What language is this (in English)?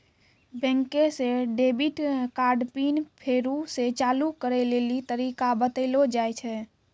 Maithili